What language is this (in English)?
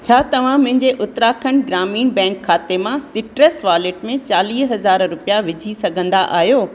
Sindhi